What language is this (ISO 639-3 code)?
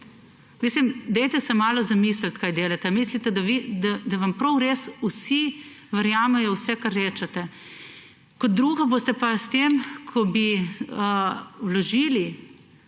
slv